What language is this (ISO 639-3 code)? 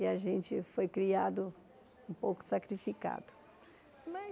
por